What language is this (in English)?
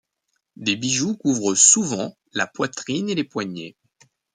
French